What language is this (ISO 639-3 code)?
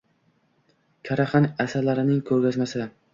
uzb